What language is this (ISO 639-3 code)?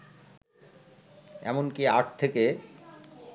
ben